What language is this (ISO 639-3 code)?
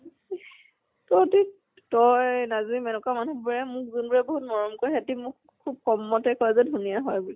asm